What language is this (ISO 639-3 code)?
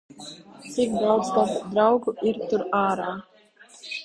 lav